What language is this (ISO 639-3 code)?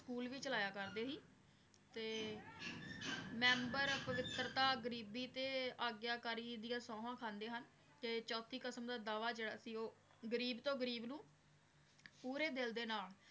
pan